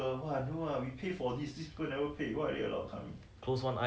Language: English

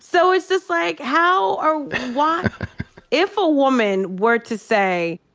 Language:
English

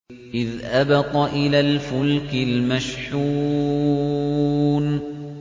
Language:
Arabic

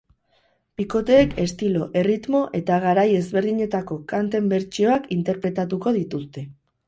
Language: Basque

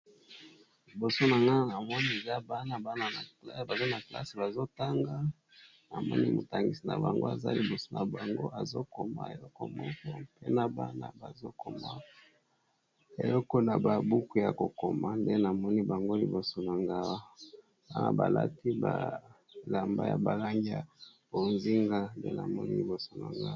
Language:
Lingala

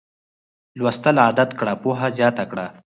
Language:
Pashto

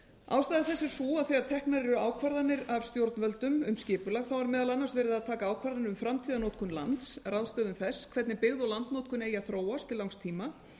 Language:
Icelandic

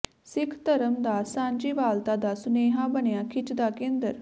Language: Punjabi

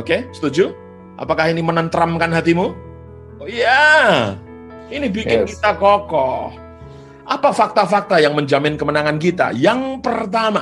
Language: Indonesian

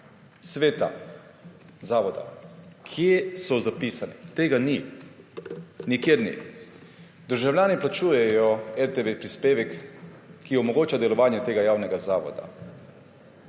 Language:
Slovenian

